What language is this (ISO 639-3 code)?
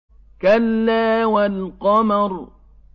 ara